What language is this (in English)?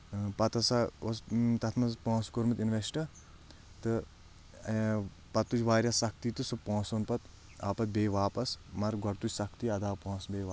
Kashmiri